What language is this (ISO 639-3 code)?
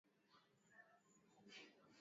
swa